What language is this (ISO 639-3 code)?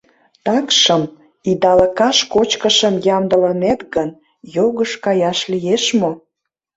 chm